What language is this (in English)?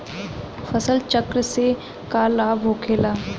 Bhojpuri